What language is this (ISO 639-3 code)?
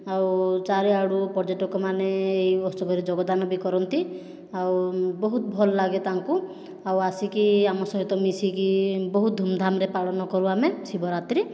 ori